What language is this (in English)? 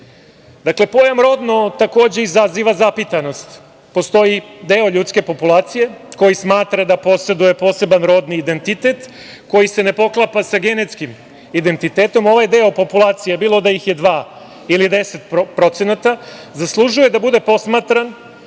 Serbian